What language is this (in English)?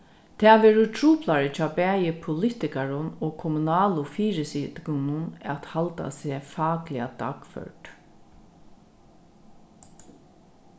Faroese